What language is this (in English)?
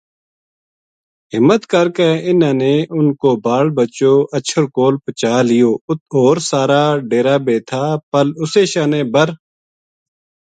Gujari